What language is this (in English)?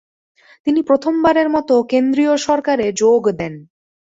Bangla